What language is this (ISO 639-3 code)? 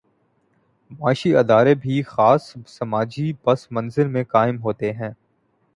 urd